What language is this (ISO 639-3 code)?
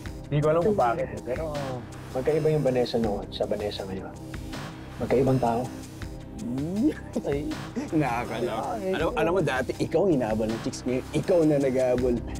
fil